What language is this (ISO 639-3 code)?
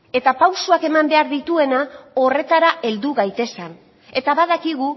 eus